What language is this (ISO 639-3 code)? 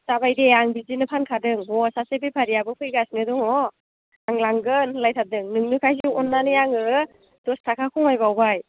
brx